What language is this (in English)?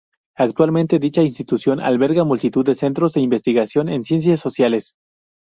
Spanish